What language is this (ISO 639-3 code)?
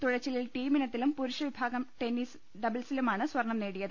mal